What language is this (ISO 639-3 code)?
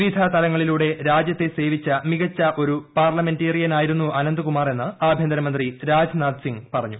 mal